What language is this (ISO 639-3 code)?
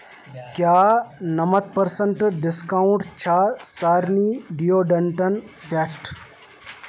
kas